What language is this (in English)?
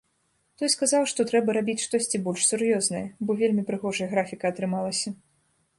Belarusian